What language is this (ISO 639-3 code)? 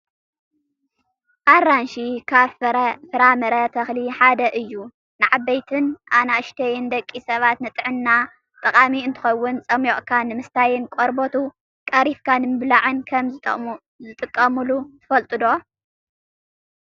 tir